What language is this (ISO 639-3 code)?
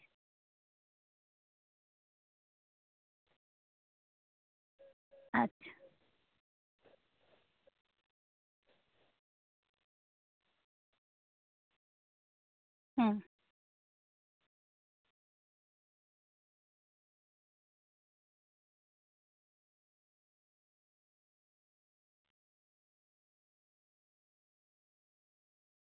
sat